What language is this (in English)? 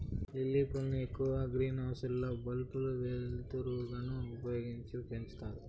Telugu